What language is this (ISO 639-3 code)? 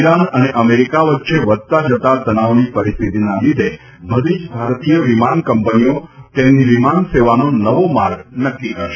guj